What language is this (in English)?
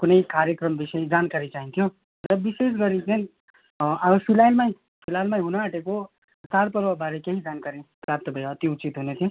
Nepali